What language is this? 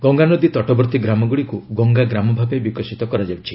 Odia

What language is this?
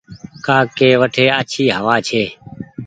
Goaria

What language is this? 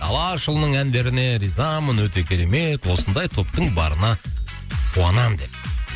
Kazakh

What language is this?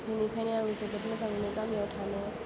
Bodo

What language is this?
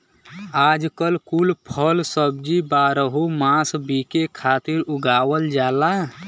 Bhojpuri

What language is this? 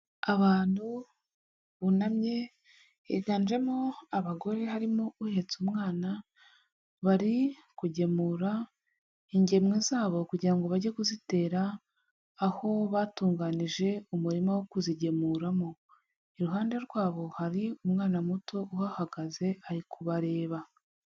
Kinyarwanda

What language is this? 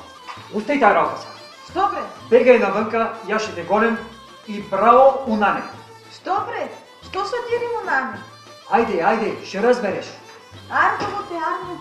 Bulgarian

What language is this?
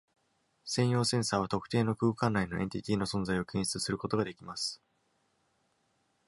Japanese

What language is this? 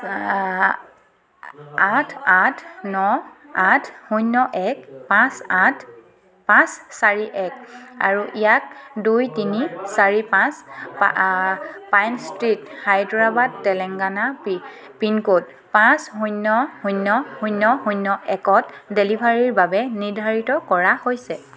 Assamese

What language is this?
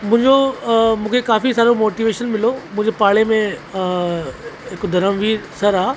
Sindhi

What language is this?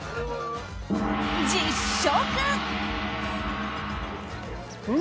Japanese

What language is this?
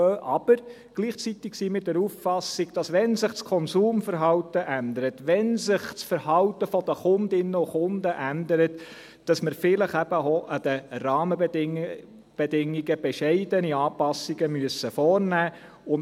Swiss German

